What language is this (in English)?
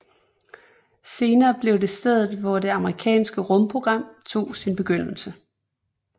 Danish